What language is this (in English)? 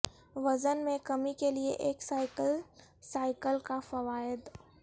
Urdu